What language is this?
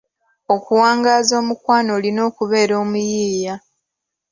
Ganda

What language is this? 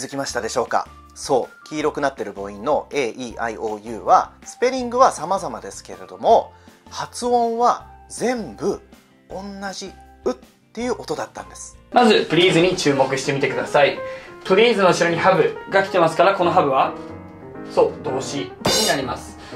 Japanese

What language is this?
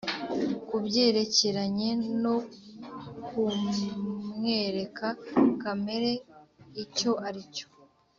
Kinyarwanda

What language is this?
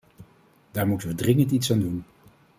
Dutch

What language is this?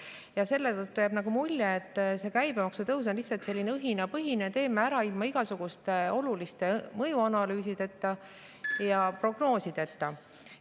Estonian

